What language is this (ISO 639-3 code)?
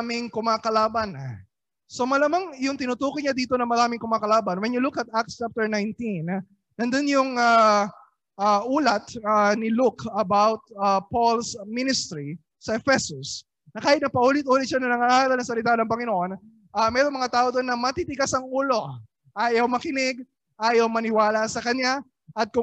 fil